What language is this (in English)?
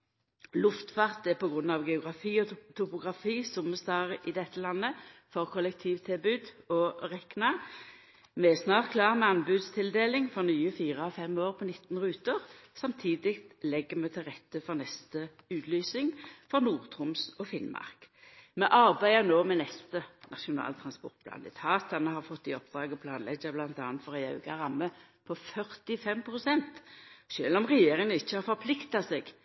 Norwegian Nynorsk